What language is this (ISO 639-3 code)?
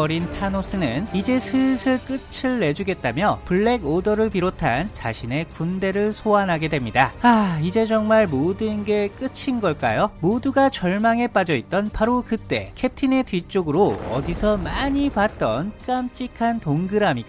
kor